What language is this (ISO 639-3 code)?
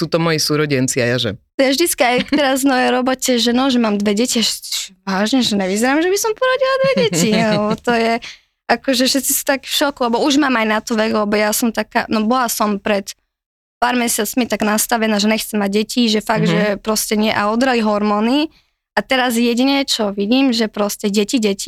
slk